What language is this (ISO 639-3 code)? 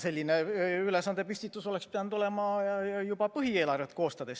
est